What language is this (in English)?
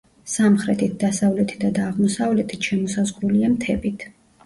Georgian